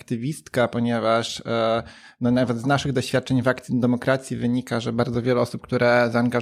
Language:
Polish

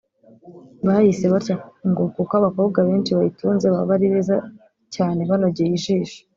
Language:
Kinyarwanda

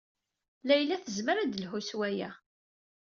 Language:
Kabyle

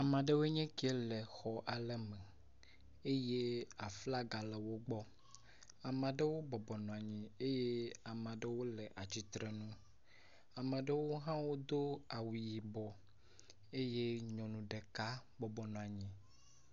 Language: Ewe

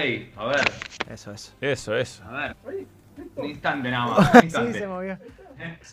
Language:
Spanish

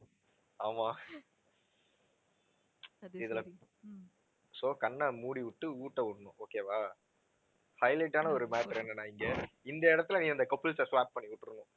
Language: Tamil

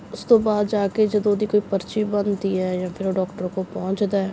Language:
Punjabi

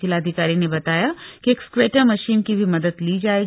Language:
Hindi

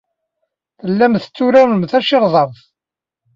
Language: Kabyle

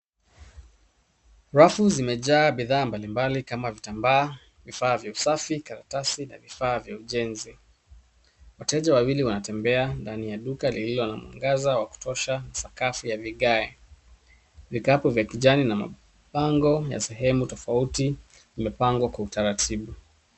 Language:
Swahili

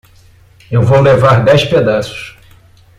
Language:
Portuguese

